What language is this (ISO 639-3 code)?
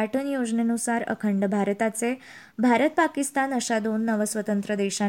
mar